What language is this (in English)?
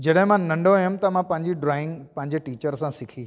Sindhi